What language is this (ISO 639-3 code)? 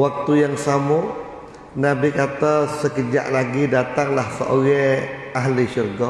msa